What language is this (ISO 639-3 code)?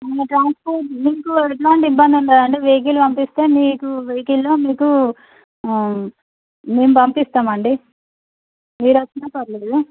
tel